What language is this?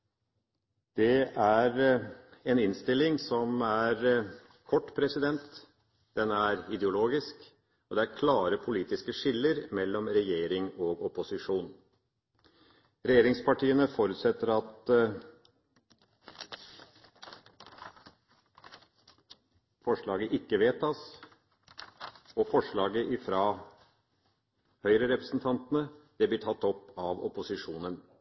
Norwegian Bokmål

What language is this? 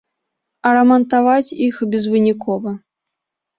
Belarusian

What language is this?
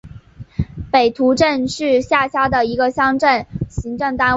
Chinese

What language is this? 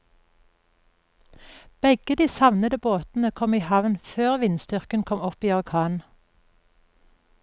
Norwegian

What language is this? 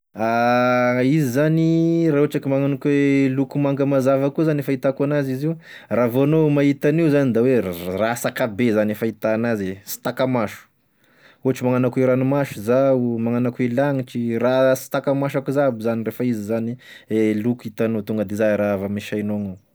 Tesaka Malagasy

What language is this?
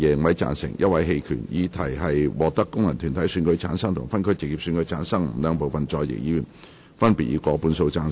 Cantonese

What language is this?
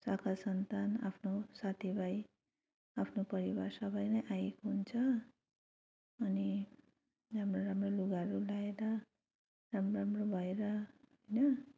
Nepali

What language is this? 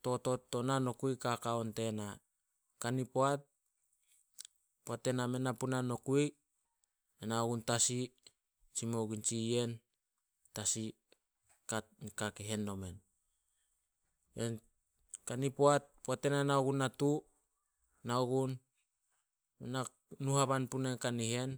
Solos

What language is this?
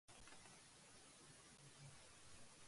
Urdu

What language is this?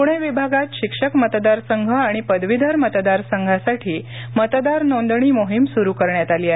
Marathi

